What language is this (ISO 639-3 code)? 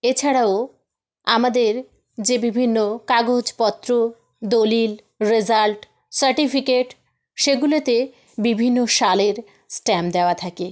ben